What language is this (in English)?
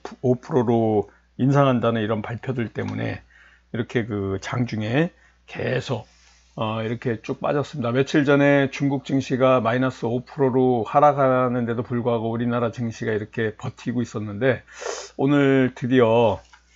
Korean